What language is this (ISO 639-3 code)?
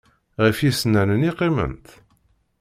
kab